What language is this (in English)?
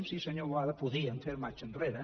Catalan